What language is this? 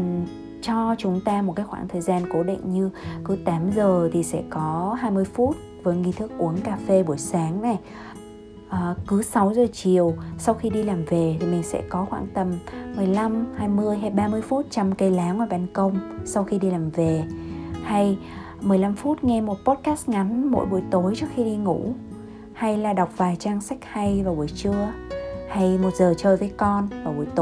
Vietnamese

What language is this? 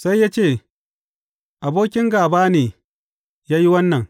Hausa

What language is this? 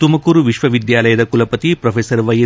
Kannada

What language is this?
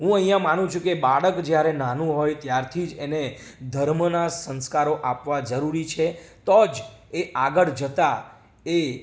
Gujarati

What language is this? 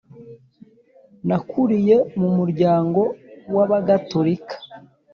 Kinyarwanda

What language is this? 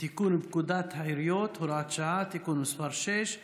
Hebrew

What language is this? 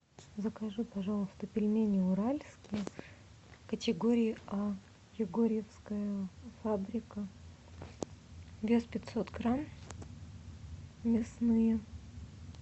Russian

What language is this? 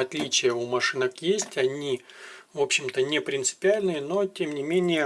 Russian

